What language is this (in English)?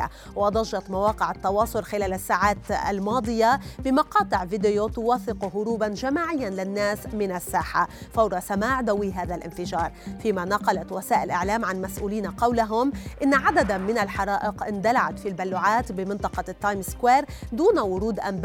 Arabic